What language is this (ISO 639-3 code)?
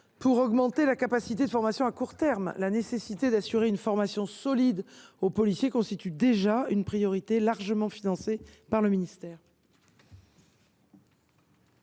fra